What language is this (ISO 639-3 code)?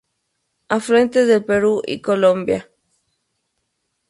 spa